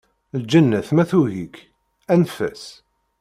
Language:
Kabyle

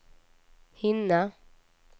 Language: Swedish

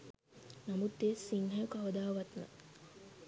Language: Sinhala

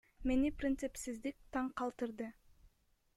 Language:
Kyrgyz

